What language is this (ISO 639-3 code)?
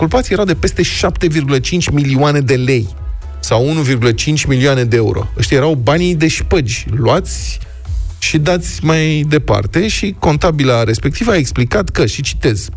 ron